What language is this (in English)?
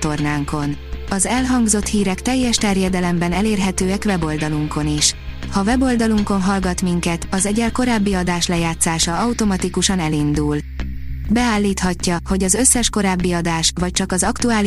Hungarian